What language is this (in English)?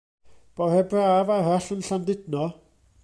Welsh